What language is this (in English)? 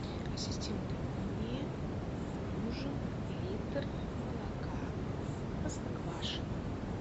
Russian